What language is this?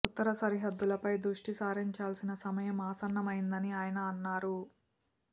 Telugu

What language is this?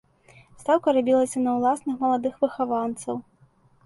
Belarusian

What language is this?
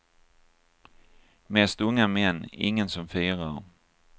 Swedish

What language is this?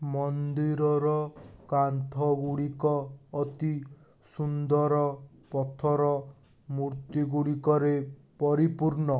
Odia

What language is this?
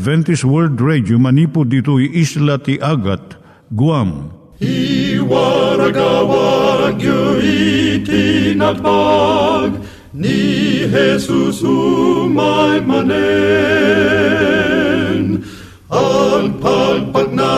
Filipino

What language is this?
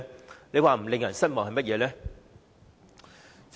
Cantonese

